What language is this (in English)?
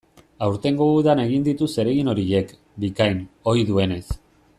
Basque